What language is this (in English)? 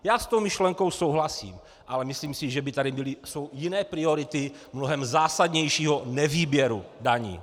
Czech